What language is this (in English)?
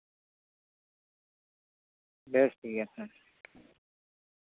Santali